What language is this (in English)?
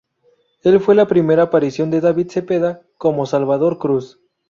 Spanish